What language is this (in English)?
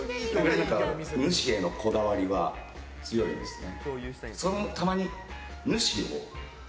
Japanese